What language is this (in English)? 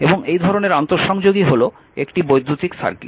Bangla